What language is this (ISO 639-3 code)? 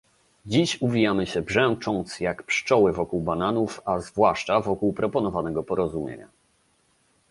pol